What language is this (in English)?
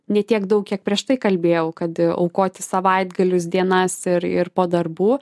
Lithuanian